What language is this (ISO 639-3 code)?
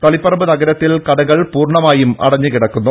mal